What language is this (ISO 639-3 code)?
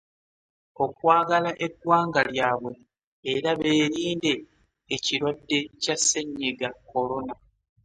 lug